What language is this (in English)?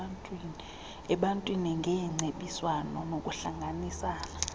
Xhosa